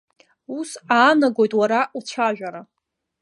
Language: Abkhazian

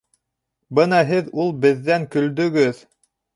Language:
Bashkir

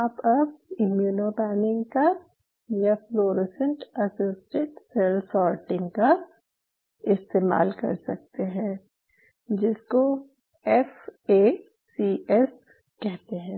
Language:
Hindi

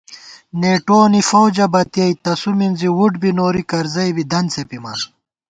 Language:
Gawar-Bati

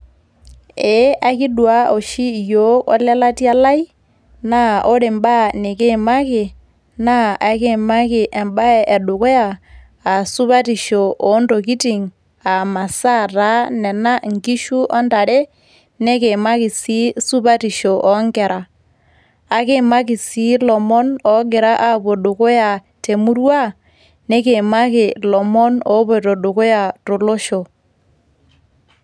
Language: Masai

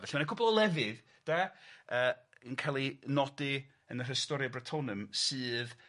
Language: Welsh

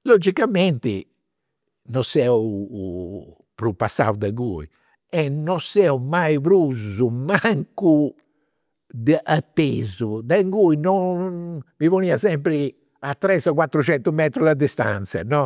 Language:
Campidanese Sardinian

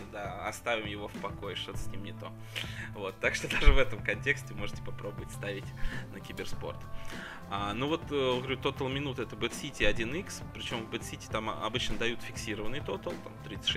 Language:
Russian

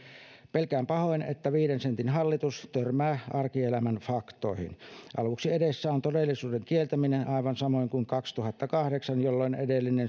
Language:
Finnish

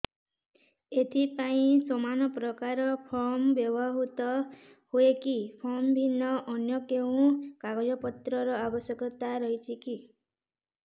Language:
Odia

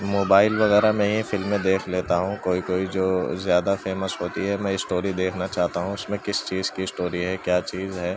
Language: Urdu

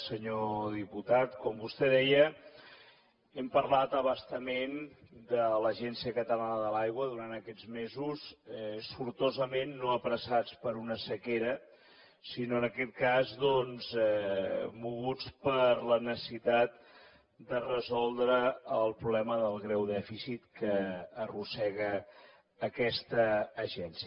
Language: Catalan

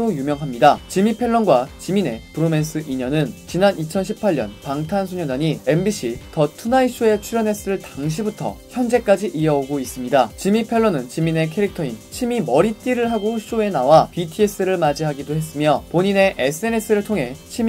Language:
Korean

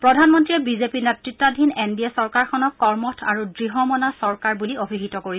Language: Assamese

